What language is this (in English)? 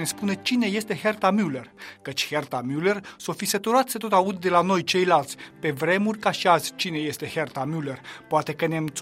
Romanian